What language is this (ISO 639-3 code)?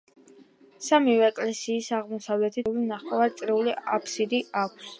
kat